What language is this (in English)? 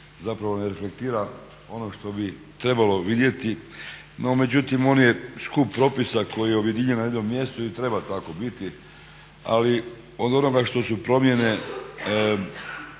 Croatian